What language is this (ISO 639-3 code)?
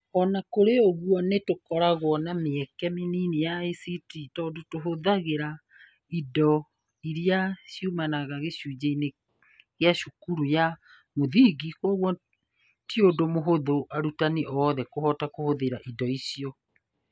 kik